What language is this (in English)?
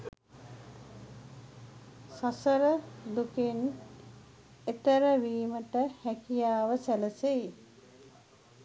Sinhala